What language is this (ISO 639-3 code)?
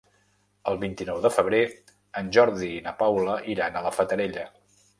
cat